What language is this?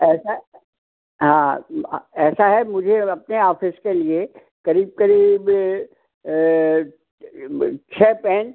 Hindi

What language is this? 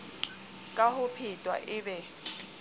Southern Sotho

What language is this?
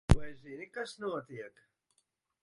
Latvian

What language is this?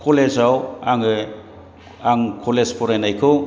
Bodo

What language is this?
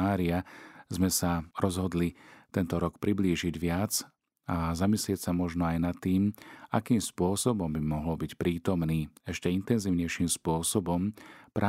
Slovak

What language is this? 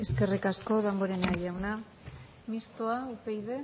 Basque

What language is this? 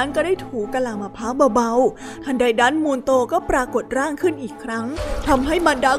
Thai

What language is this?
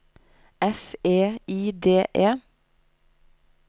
Norwegian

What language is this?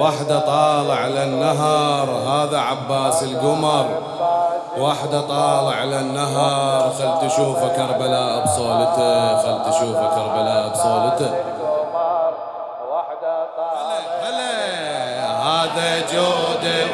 Arabic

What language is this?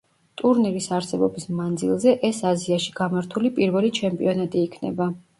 Georgian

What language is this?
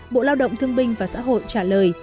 Vietnamese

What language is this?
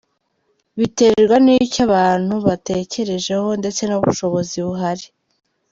Kinyarwanda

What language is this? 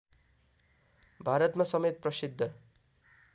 Nepali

